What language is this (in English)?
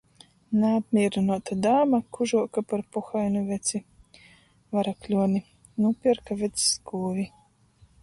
Latgalian